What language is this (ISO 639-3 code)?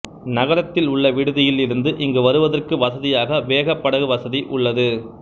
tam